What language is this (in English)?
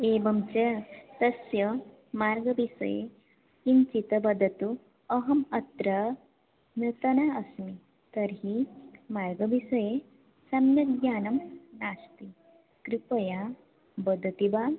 Sanskrit